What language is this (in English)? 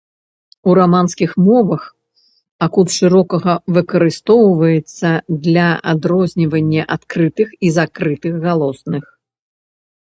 Belarusian